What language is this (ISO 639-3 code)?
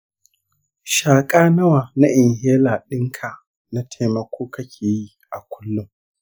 hau